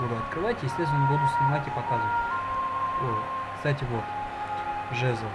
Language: Russian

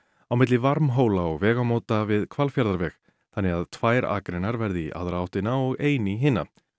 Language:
Icelandic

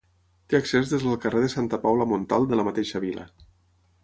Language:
Catalan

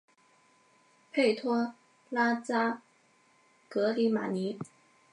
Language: Chinese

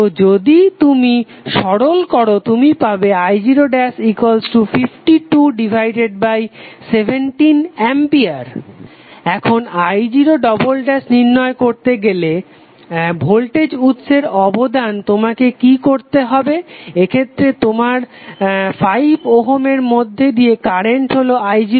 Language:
Bangla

